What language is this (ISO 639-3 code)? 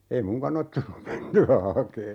fin